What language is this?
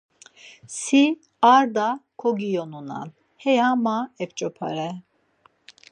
Laz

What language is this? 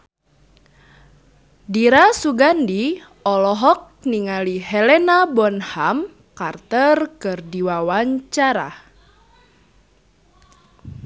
Sundanese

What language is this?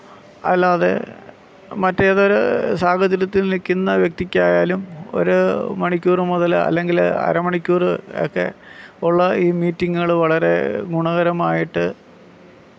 Malayalam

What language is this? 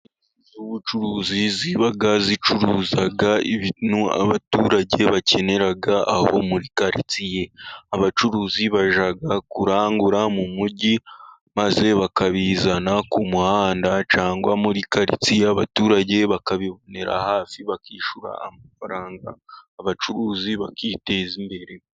Kinyarwanda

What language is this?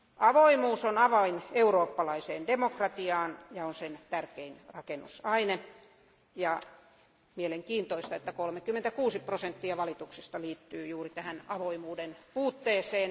Finnish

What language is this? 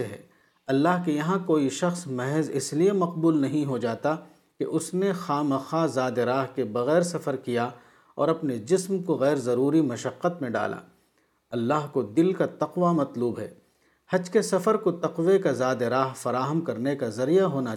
Urdu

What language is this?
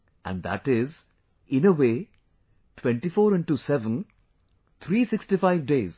English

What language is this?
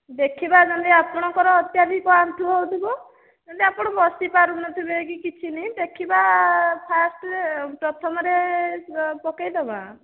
Odia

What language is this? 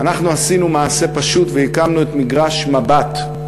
Hebrew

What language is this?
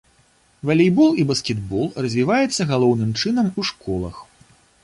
Belarusian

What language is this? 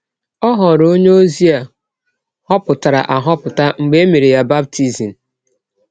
Igbo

